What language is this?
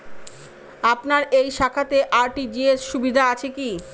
Bangla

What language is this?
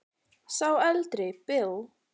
Icelandic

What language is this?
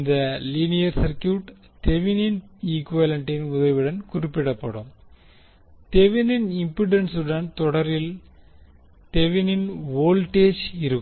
Tamil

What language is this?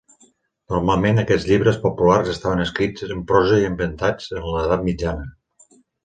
Catalan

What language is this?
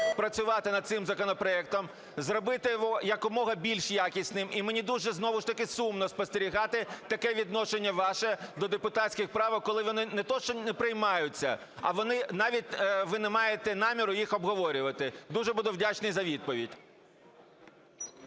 Ukrainian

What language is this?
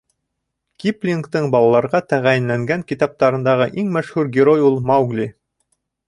Bashkir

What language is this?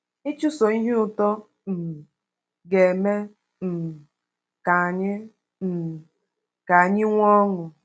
Igbo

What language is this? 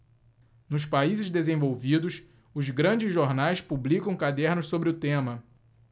Portuguese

